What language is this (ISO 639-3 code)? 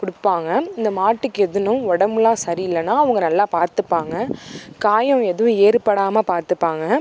tam